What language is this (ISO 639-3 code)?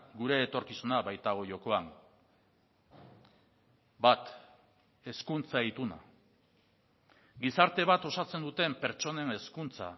eus